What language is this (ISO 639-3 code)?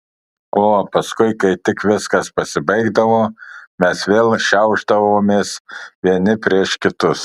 lit